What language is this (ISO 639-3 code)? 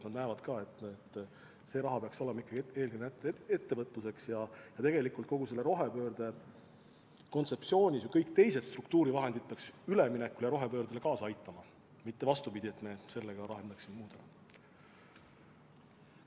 est